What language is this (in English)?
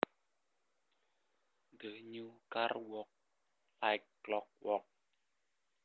Javanese